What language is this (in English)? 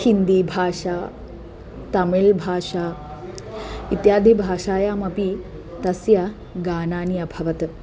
Sanskrit